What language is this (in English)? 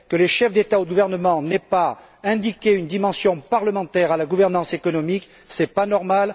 French